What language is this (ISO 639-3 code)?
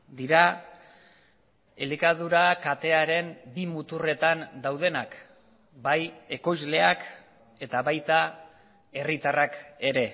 eus